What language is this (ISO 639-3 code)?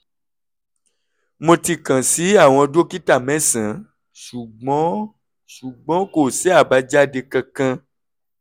yor